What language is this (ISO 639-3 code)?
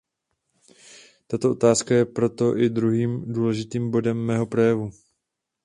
ces